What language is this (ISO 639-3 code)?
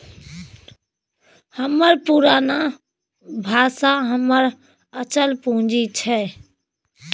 mai